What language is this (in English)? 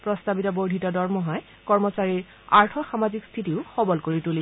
Assamese